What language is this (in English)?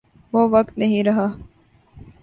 Urdu